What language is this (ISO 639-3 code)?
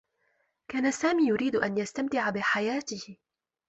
ara